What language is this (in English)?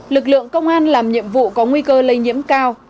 Vietnamese